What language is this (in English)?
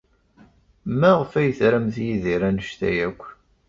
Kabyle